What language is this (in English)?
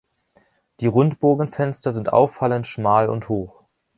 German